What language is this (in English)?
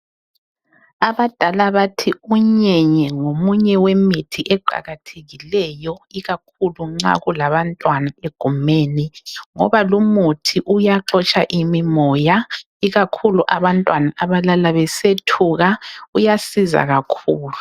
North Ndebele